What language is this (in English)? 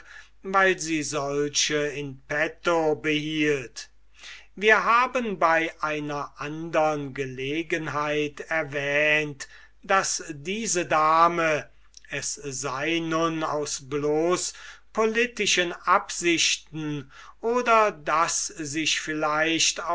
German